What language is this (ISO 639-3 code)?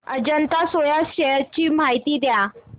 mar